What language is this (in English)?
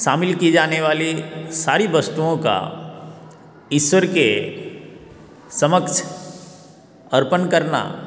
Hindi